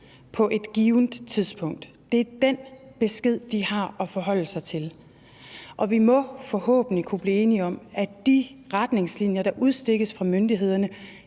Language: Danish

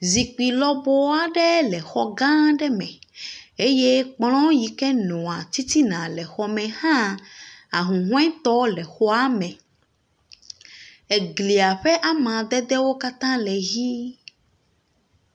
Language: Ewe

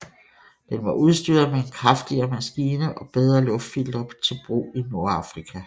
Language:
Danish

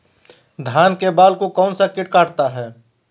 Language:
Magahi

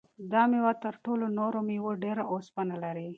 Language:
Pashto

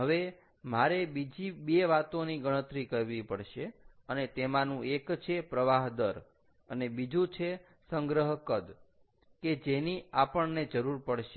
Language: Gujarati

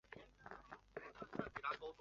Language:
Chinese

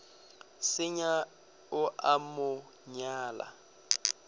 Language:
Northern Sotho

